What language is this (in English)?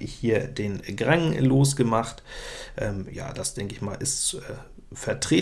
German